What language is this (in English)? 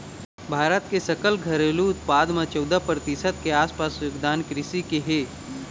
Chhattisgarhi